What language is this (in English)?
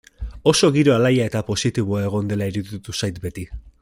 Basque